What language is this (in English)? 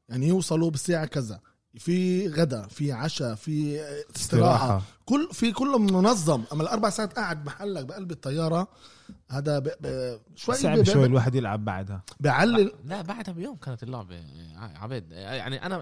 Arabic